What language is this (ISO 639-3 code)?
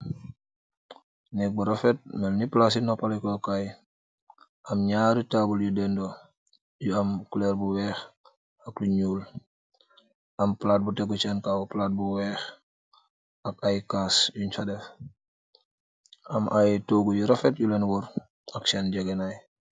wol